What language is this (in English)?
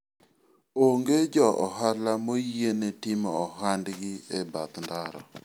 Luo (Kenya and Tanzania)